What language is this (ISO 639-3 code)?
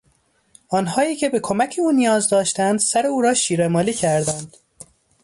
fas